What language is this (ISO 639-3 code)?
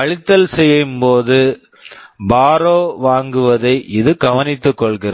tam